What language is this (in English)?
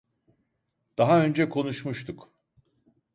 Turkish